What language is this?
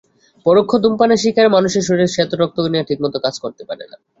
Bangla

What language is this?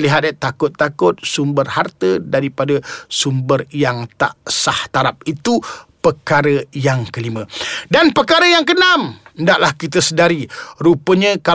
Malay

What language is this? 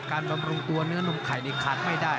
Thai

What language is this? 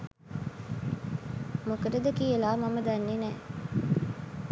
Sinhala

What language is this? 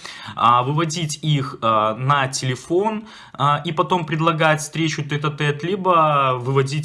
Russian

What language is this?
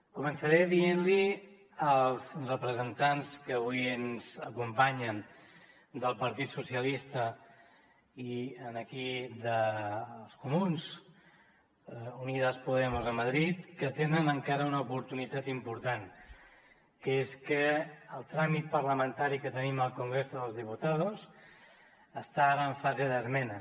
Catalan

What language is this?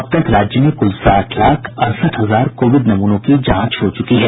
Hindi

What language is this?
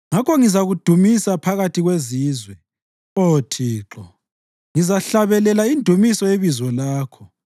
North Ndebele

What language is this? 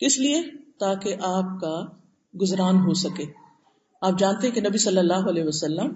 Urdu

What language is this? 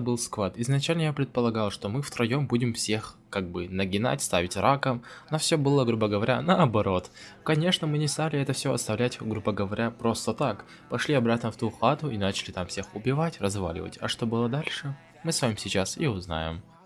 Russian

